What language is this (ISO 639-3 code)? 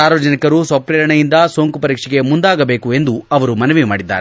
kan